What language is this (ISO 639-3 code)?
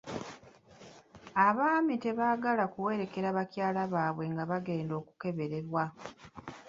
lug